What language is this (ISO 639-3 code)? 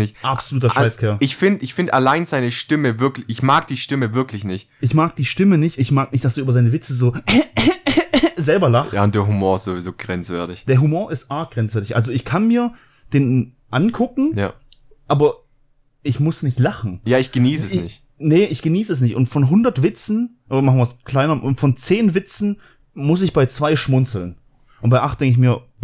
deu